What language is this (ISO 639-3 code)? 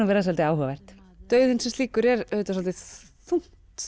isl